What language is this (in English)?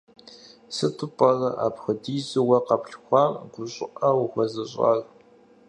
Kabardian